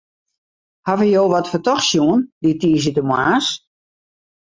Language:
Western Frisian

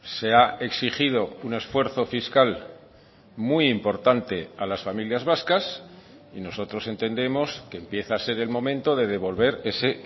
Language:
Spanish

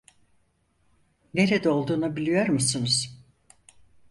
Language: Turkish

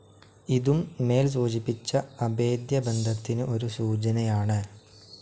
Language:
Malayalam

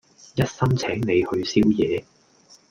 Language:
Cantonese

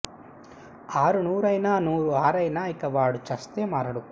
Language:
Telugu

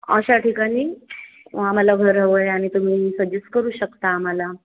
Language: Marathi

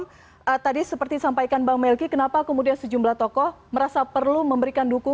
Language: Indonesian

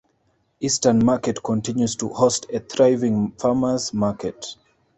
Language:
English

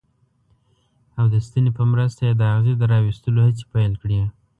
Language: Pashto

